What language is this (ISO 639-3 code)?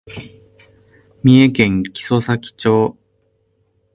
jpn